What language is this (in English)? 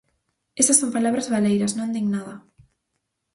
Galician